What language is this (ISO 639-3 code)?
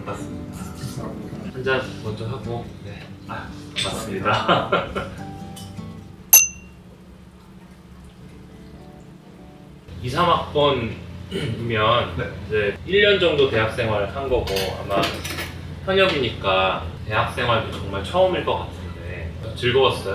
kor